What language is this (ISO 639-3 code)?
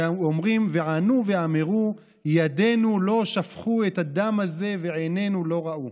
heb